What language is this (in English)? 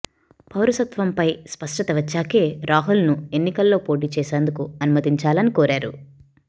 Telugu